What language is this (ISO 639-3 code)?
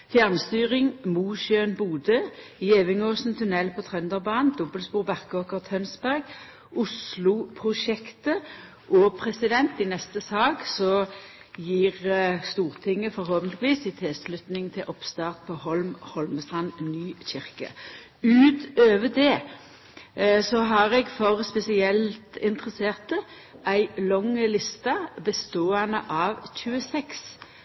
nno